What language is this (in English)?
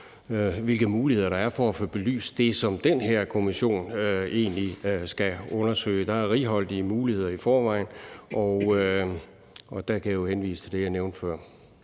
Danish